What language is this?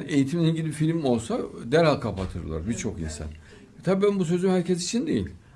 Turkish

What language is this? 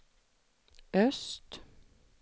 Swedish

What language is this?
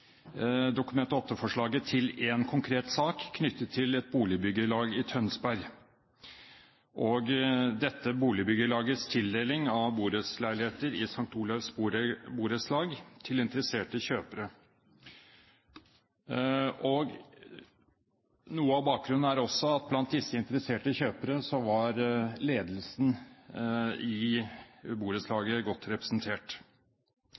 Norwegian Bokmål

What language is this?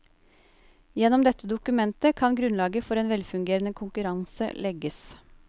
Norwegian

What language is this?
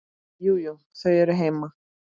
Icelandic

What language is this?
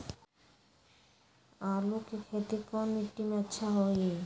Magahi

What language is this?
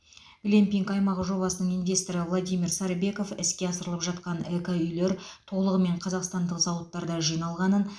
Kazakh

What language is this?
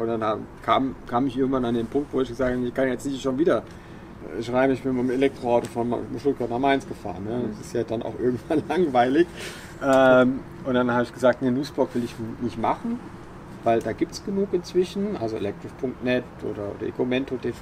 German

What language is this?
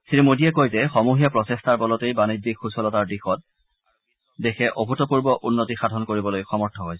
Assamese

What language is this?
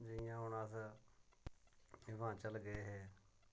Dogri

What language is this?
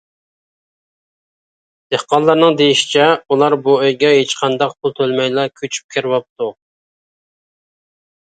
Uyghur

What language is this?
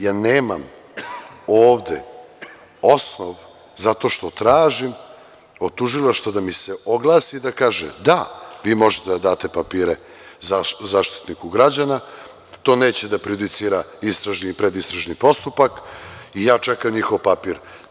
Serbian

